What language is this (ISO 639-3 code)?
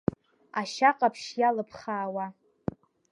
abk